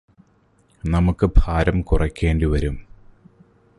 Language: Malayalam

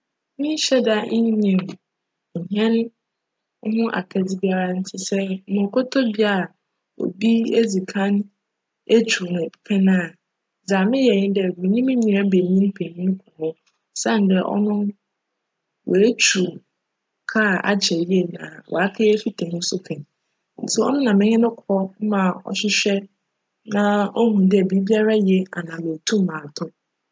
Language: Akan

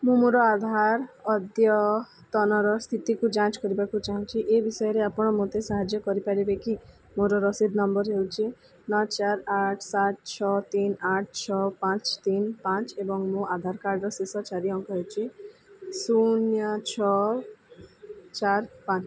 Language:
Odia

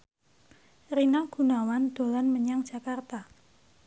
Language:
Javanese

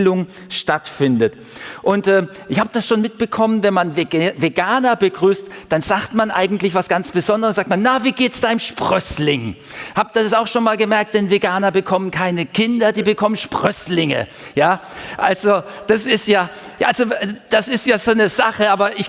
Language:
German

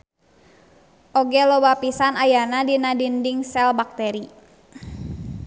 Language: Sundanese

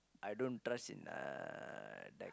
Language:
English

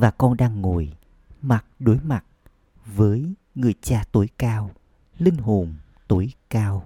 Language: Vietnamese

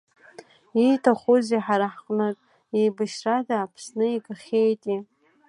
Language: Abkhazian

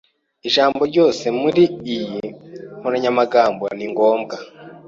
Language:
Kinyarwanda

